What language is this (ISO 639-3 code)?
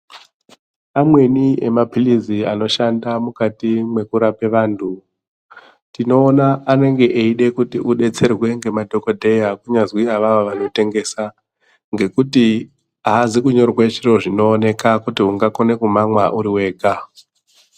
ndc